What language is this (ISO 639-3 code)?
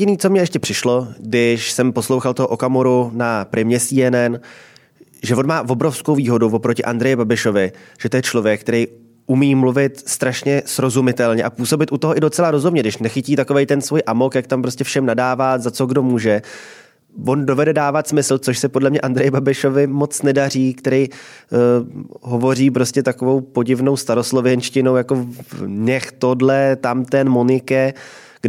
ces